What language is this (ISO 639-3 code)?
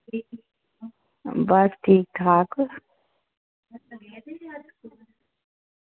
doi